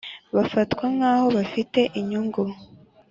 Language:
Kinyarwanda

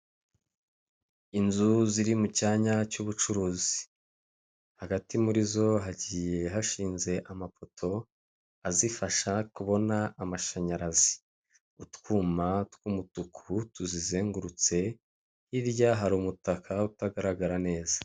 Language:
Kinyarwanda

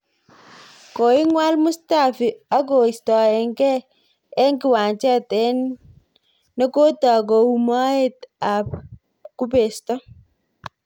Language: Kalenjin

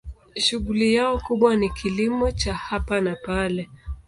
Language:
Swahili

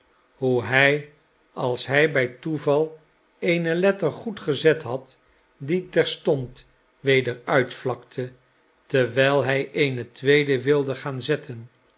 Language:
Dutch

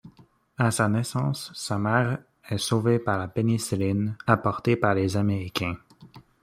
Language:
French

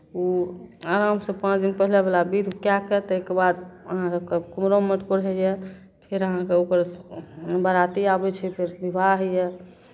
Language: Maithili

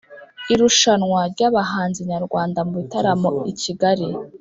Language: Kinyarwanda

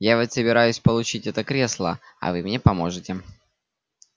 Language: Russian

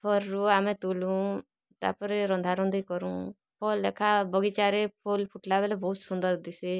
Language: Odia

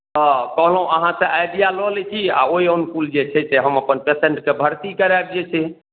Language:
Maithili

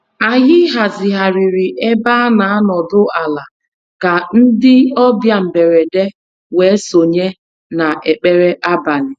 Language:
Igbo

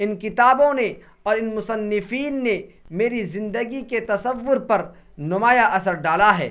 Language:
Urdu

